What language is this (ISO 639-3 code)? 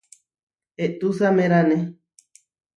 var